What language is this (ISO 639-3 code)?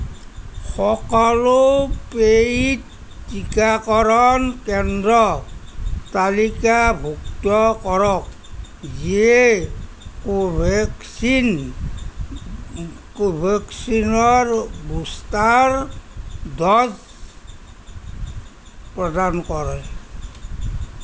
asm